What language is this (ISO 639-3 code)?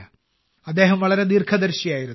mal